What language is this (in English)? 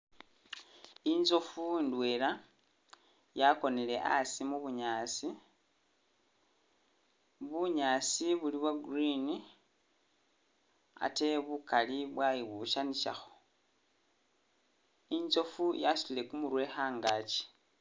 Masaaba